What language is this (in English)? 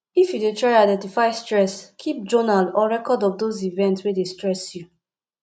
Nigerian Pidgin